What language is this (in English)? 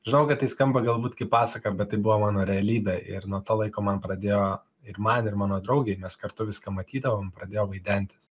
Lithuanian